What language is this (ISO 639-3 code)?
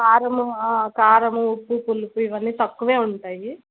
tel